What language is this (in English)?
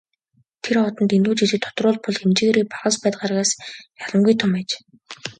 Mongolian